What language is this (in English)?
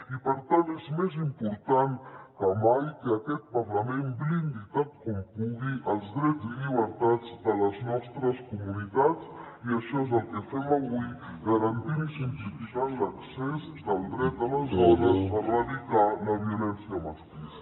Catalan